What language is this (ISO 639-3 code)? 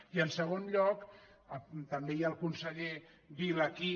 cat